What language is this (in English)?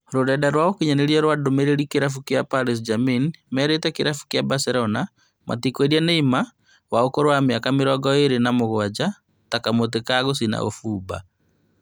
Kikuyu